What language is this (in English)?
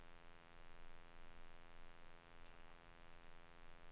Danish